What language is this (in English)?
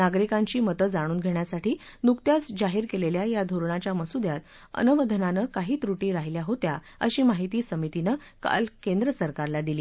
Marathi